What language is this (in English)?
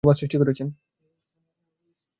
Bangla